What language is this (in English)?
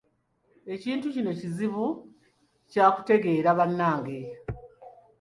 Ganda